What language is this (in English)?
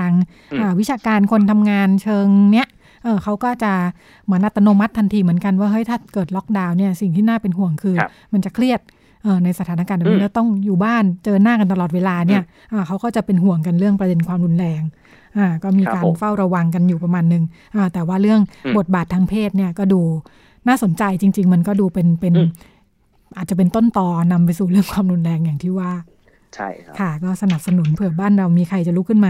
Thai